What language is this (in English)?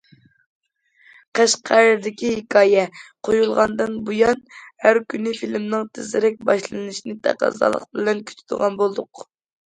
Uyghur